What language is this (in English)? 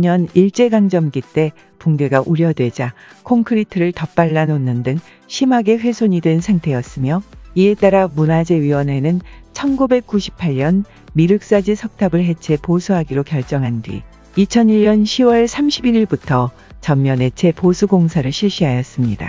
Korean